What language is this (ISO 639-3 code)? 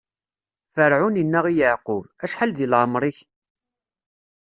kab